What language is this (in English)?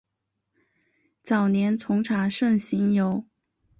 Chinese